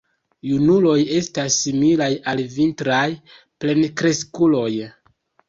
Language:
Esperanto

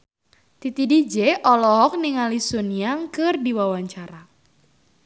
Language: Sundanese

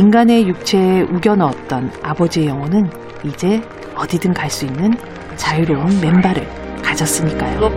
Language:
Korean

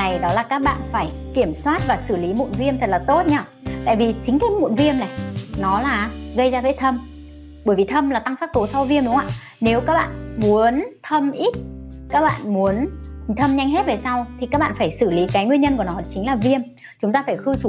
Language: Vietnamese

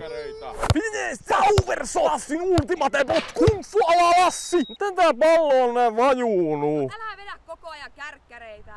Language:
Finnish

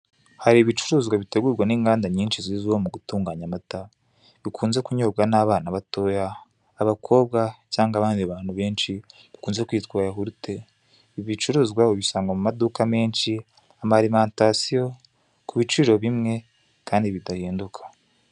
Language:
Kinyarwanda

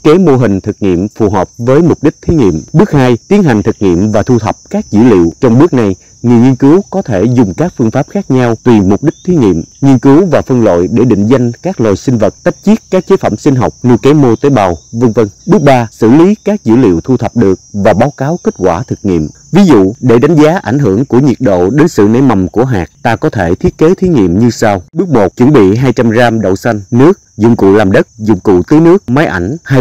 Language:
Vietnamese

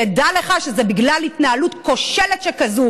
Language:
Hebrew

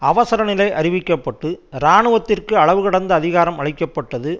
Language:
Tamil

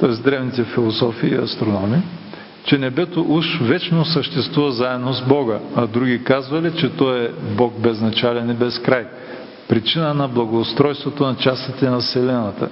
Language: Bulgarian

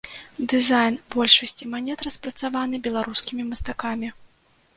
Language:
Belarusian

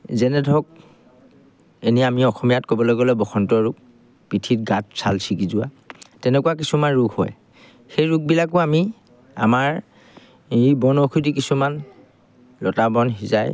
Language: Assamese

